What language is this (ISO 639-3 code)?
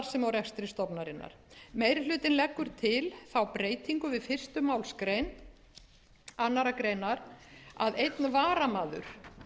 isl